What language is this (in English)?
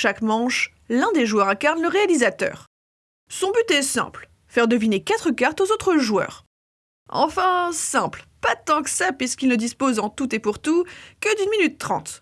French